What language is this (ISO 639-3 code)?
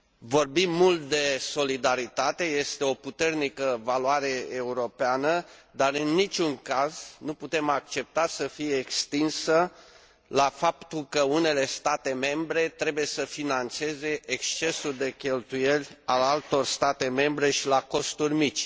ron